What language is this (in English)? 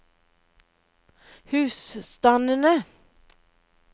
Norwegian